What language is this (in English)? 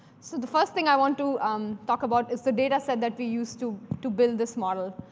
English